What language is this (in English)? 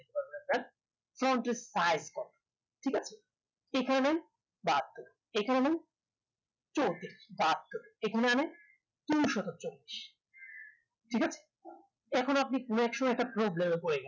Bangla